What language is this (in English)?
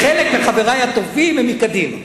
Hebrew